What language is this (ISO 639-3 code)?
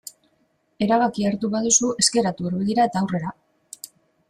eus